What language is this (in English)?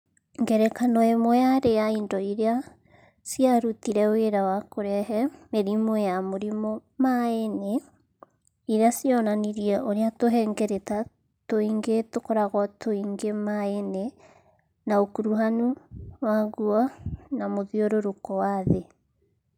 Kikuyu